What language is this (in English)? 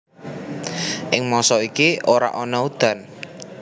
Javanese